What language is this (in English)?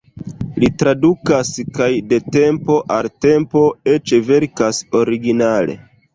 Esperanto